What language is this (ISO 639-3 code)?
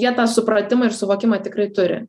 lit